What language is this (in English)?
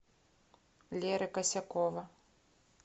Russian